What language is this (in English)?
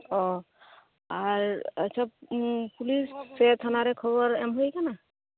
Santali